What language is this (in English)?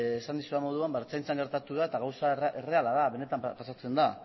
Basque